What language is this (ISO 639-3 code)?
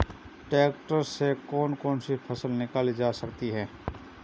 hin